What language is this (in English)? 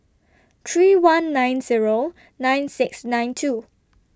English